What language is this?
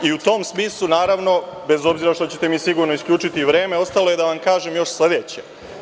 Serbian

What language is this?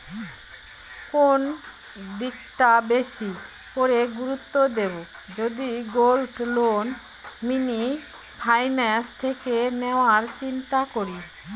Bangla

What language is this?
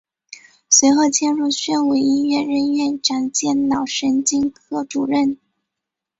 Chinese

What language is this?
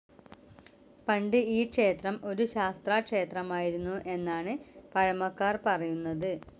Malayalam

